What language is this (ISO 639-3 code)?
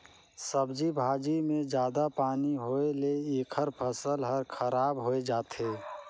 hne